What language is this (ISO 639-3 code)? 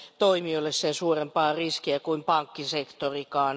fin